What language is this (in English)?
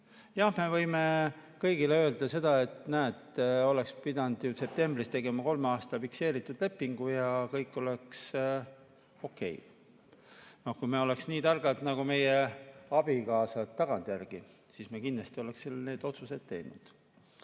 Estonian